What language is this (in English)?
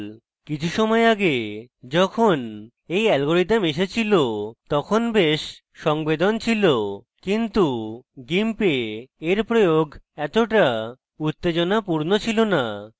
Bangla